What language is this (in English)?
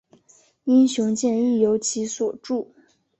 Chinese